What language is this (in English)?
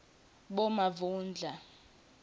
Swati